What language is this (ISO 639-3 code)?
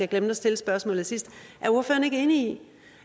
dan